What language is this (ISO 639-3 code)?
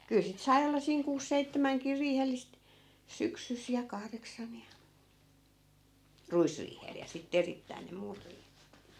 fin